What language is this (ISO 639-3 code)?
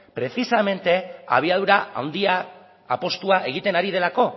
eus